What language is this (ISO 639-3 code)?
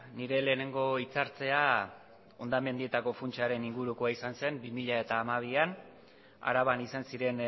eus